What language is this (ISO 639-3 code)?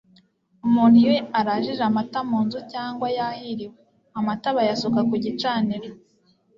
kin